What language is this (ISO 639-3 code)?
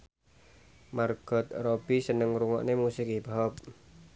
jav